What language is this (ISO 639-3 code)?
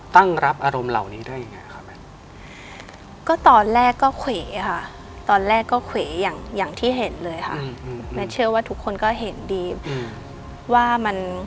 tha